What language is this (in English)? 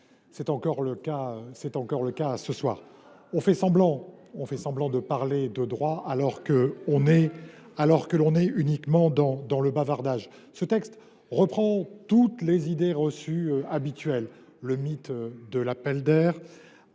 French